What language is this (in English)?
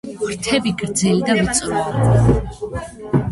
Georgian